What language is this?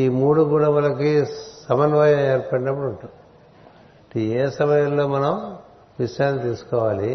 Telugu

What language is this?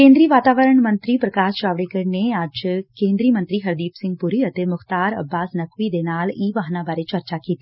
Punjabi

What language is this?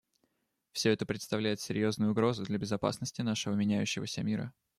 Russian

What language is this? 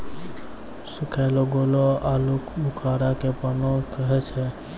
Maithili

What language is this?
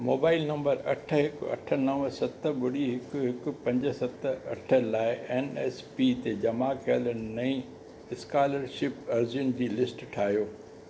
Sindhi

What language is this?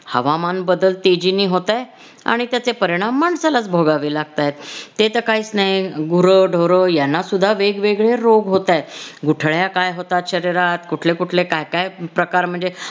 Marathi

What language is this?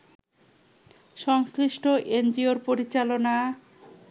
Bangla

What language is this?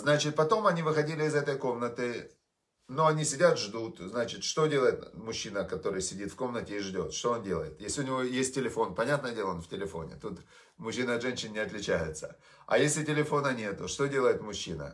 Russian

